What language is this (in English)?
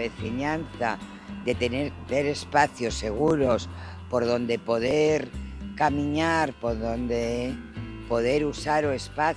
Spanish